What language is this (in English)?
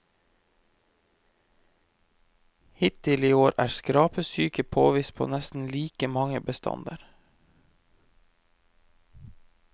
Norwegian